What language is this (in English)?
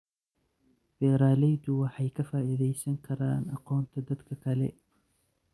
Somali